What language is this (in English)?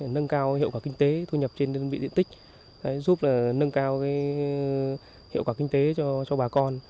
Vietnamese